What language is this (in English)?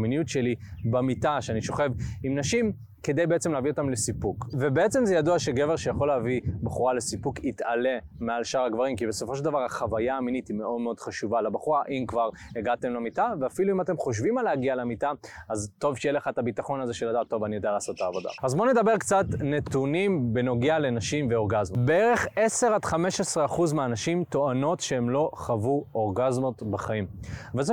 Hebrew